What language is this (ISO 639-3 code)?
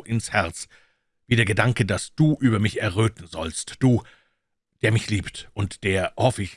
deu